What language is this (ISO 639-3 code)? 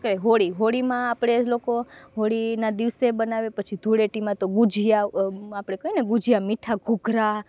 guj